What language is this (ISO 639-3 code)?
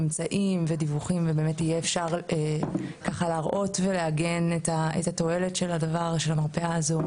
heb